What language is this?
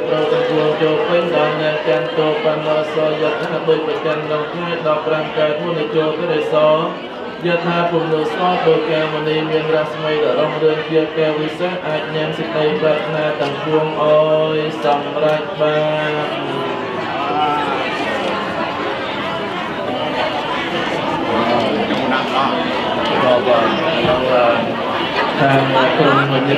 Indonesian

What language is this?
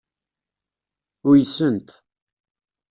Kabyle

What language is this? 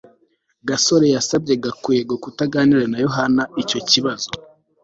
Kinyarwanda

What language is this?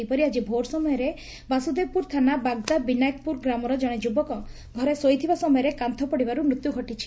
Odia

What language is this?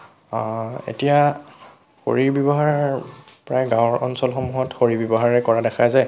Assamese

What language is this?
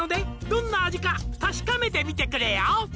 Japanese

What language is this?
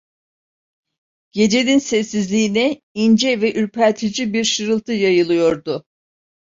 Turkish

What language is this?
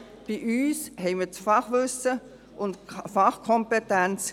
Swiss German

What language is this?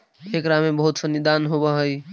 Magahi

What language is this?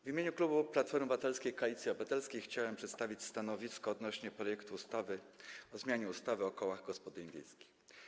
Polish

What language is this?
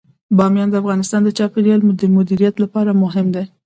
Pashto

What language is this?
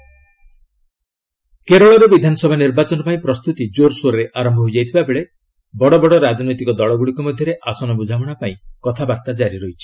Odia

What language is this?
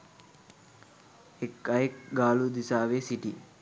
Sinhala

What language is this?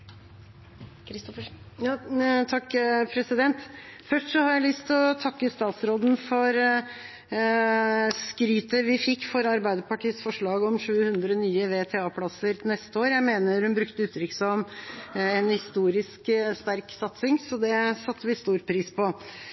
Norwegian Bokmål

